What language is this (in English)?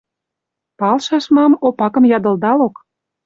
Western Mari